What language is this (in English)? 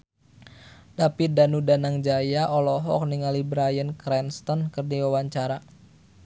Sundanese